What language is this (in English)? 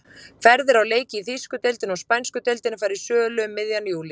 Icelandic